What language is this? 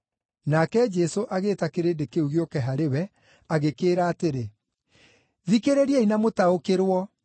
Kikuyu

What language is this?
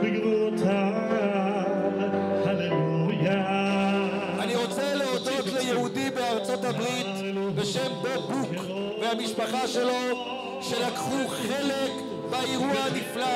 Hebrew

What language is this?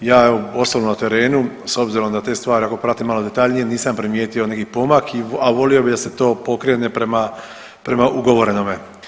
Croatian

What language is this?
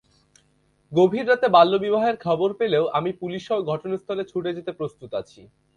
Bangla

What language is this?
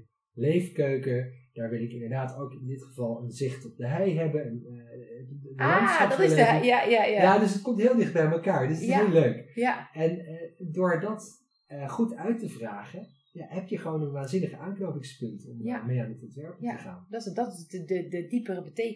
Dutch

